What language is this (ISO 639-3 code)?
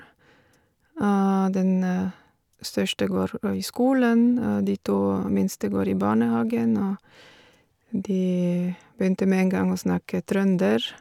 nor